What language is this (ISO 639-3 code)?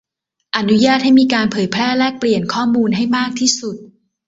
tha